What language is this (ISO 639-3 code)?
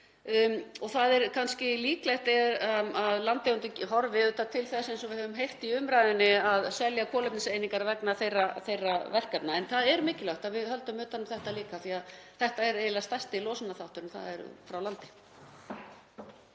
isl